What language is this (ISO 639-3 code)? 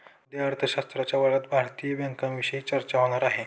mar